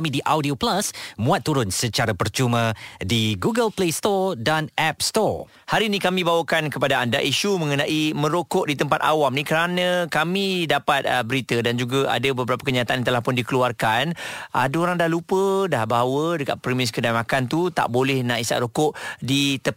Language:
Malay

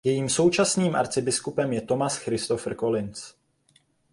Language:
Czech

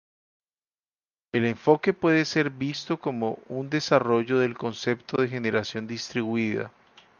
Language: Spanish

